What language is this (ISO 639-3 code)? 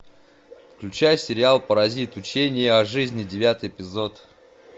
rus